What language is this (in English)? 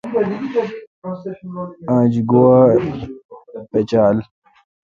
Kalkoti